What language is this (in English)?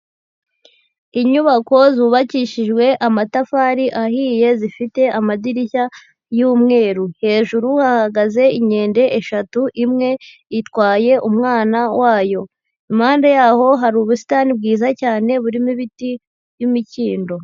Kinyarwanda